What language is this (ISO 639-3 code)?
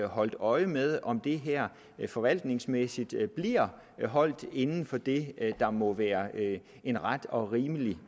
dan